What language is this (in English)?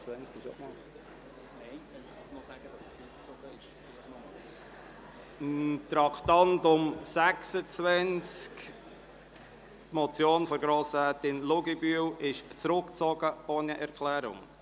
Swiss German